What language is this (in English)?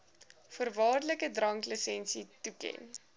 Afrikaans